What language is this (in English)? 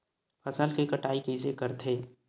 Chhattisgarhi